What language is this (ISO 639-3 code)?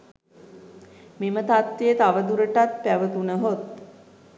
sin